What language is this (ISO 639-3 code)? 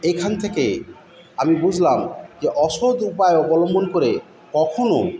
ben